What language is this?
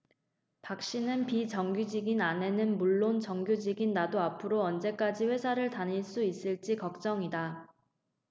Korean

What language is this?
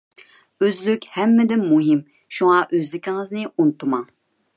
Uyghur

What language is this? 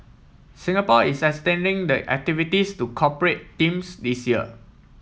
English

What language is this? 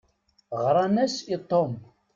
Kabyle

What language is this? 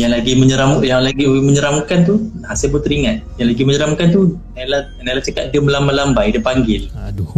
Malay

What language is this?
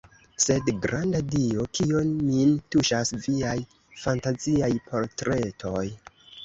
Esperanto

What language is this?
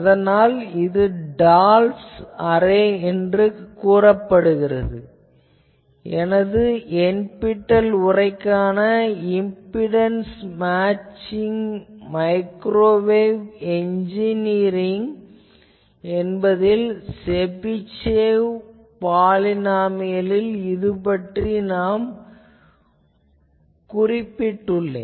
Tamil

